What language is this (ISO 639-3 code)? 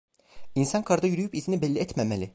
tur